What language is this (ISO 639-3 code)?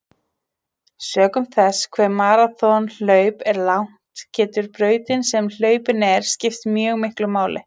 isl